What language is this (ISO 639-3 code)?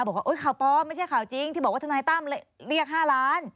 tha